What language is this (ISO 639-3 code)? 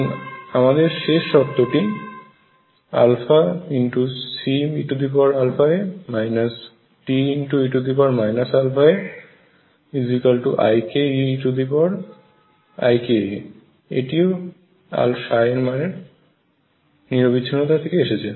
ben